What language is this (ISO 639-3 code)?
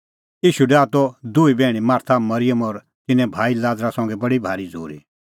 kfx